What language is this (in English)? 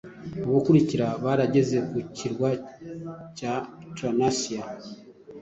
Kinyarwanda